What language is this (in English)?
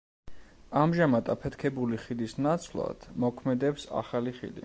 Georgian